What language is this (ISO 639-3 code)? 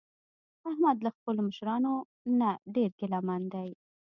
pus